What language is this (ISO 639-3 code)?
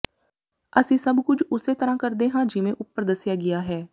pan